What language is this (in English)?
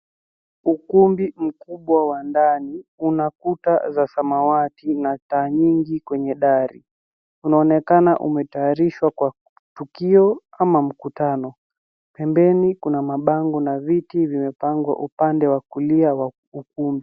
Swahili